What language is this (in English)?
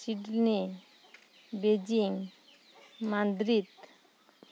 Santali